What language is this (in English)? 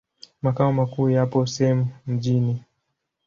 Swahili